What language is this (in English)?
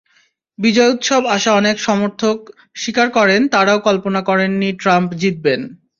Bangla